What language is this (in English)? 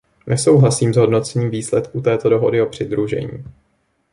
Czech